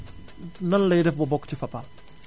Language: Wolof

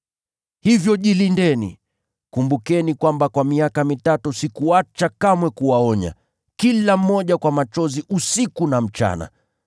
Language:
Swahili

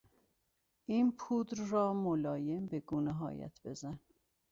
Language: Persian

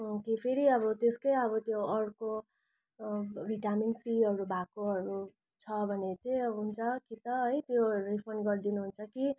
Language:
Nepali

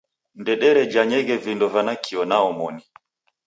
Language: Taita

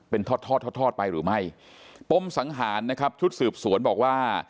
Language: Thai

